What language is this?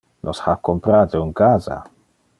Interlingua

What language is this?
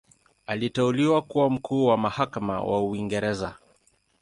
Swahili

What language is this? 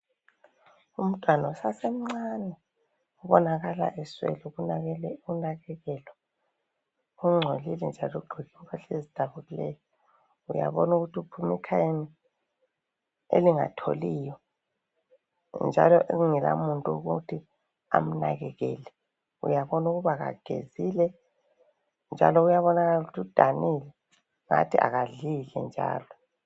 North Ndebele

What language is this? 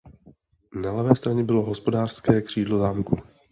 Czech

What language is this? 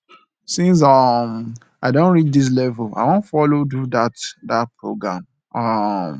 Nigerian Pidgin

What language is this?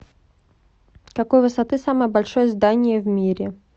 Russian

